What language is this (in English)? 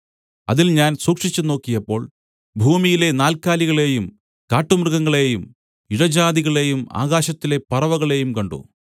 Malayalam